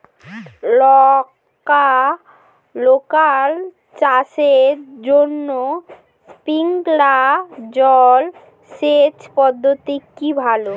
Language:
Bangla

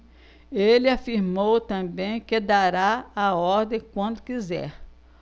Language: Portuguese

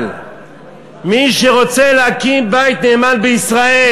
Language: Hebrew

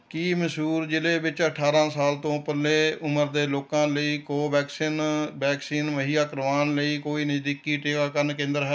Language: Punjabi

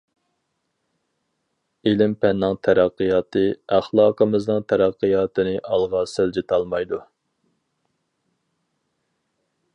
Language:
Uyghur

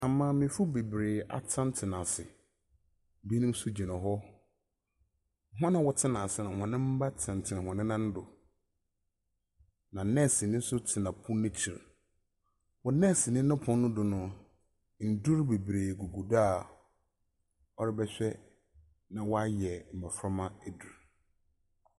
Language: Akan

